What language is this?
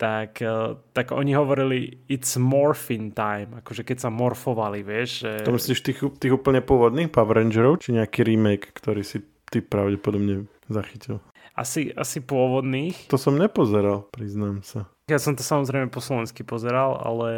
Slovak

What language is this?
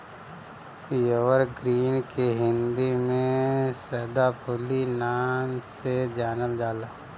Bhojpuri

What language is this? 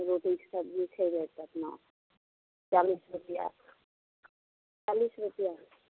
Maithili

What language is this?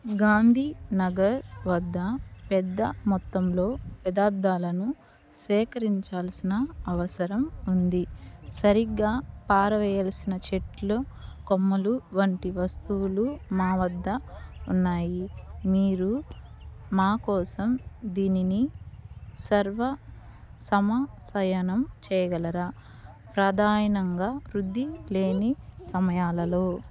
Telugu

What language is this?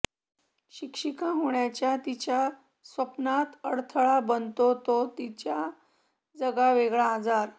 Marathi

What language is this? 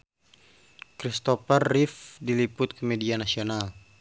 Sundanese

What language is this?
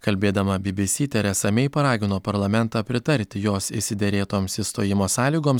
Lithuanian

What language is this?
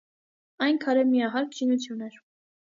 Armenian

